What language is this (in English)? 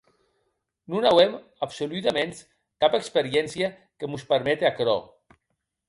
Occitan